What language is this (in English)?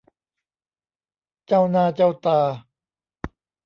Thai